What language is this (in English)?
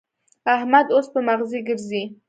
Pashto